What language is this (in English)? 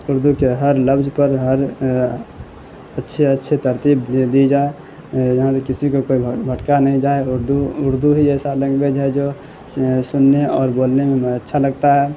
Urdu